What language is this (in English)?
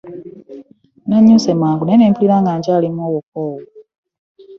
Ganda